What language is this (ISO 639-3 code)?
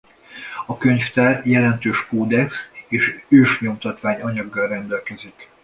hun